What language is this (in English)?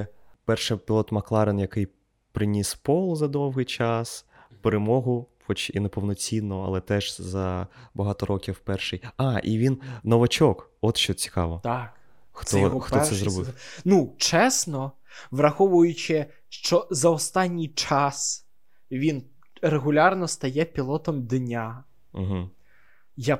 Ukrainian